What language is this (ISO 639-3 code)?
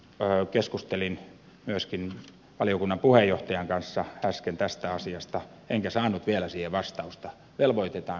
fin